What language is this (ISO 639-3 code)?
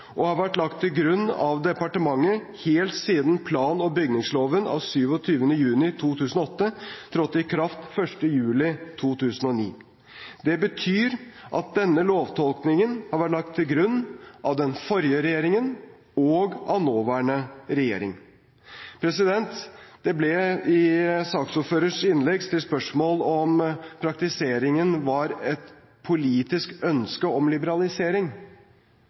nob